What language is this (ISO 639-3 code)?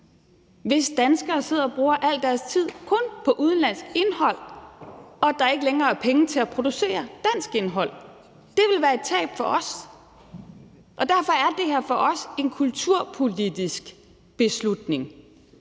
dan